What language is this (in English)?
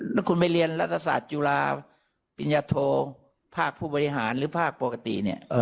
Thai